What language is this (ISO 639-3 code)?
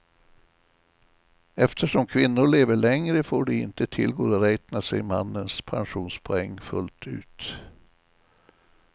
swe